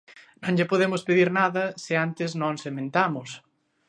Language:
Galician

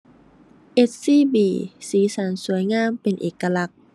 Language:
Thai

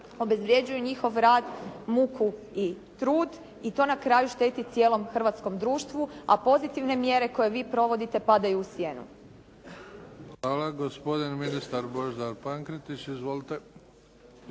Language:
Croatian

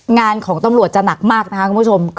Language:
Thai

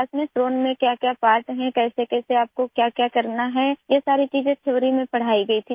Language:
Urdu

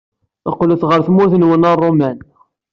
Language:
Kabyle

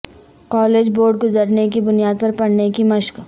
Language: Urdu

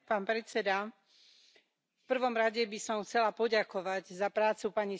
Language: Slovak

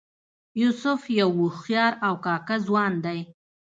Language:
Pashto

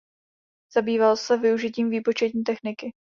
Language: Czech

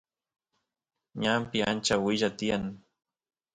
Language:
Santiago del Estero Quichua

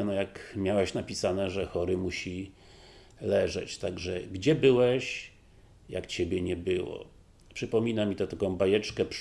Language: Polish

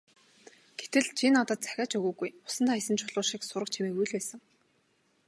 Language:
Mongolian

